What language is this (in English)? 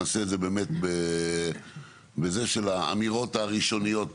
Hebrew